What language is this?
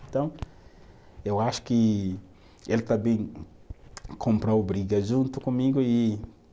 Portuguese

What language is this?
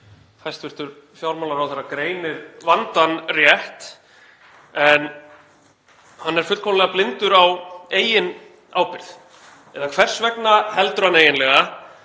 Icelandic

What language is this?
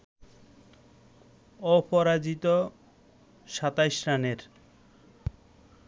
Bangla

